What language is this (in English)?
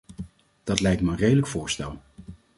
Dutch